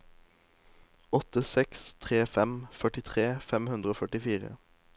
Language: Norwegian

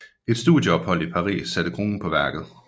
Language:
Danish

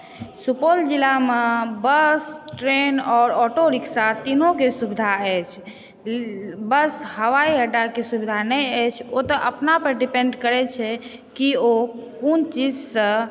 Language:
Maithili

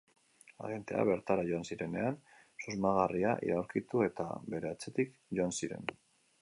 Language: Basque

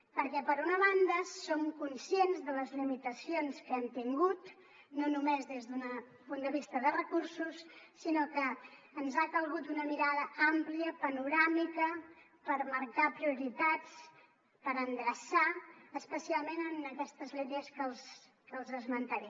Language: Catalan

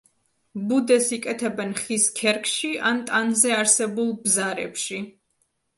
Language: Georgian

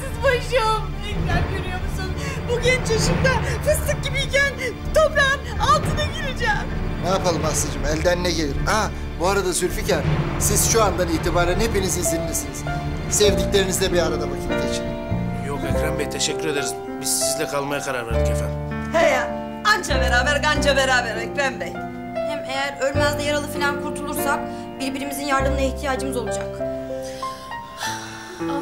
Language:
Turkish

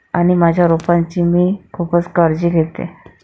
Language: Marathi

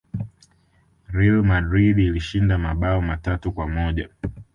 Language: Swahili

